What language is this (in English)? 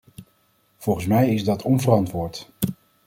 Dutch